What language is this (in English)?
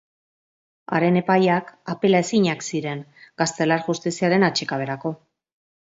Basque